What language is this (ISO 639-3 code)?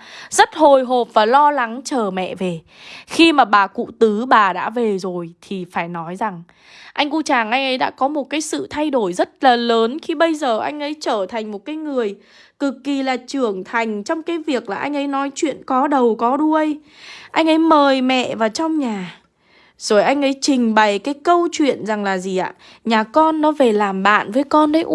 vie